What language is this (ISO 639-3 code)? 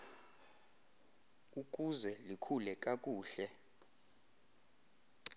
xho